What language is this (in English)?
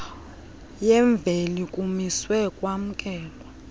Xhosa